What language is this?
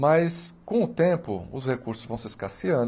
Portuguese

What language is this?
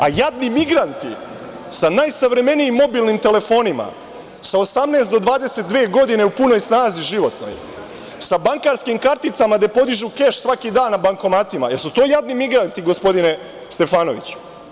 Serbian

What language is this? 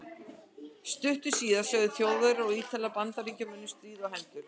Icelandic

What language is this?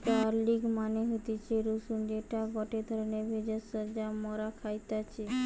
Bangla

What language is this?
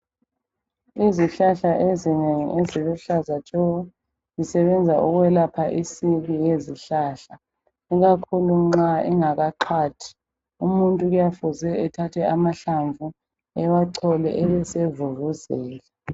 North Ndebele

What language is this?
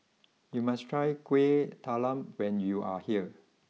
English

